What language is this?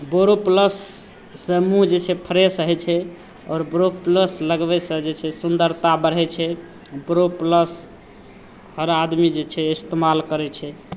Maithili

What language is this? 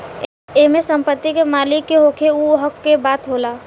Bhojpuri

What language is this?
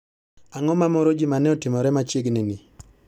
Luo (Kenya and Tanzania)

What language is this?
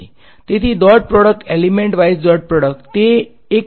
Gujarati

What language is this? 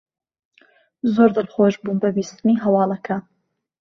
Central Kurdish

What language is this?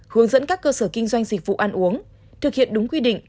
Vietnamese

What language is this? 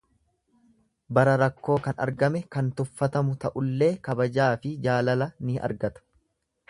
Oromo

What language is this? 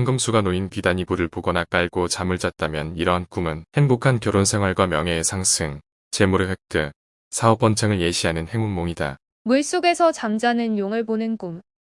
Korean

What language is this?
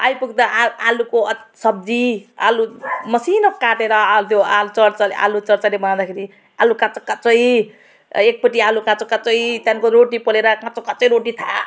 Nepali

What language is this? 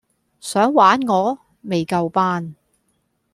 Cantonese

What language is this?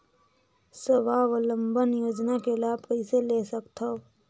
Chhattisgarhi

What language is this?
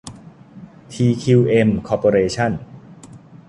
Thai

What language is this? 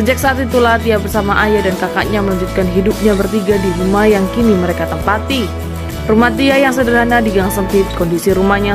Indonesian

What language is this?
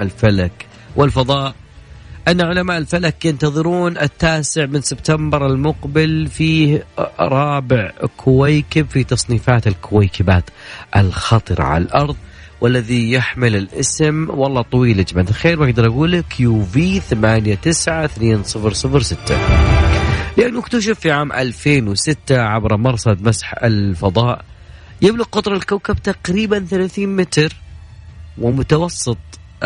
Arabic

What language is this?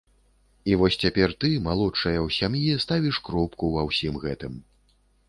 Belarusian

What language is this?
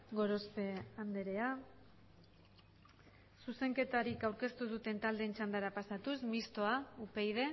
Basque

